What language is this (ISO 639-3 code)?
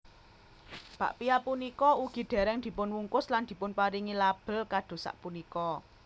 jav